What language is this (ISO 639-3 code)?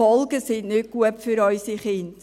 gsw